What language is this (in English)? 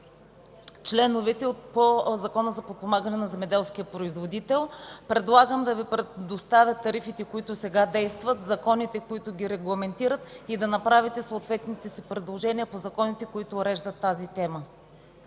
Bulgarian